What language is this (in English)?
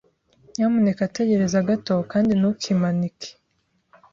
Kinyarwanda